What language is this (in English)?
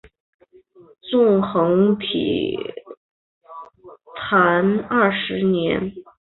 Chinese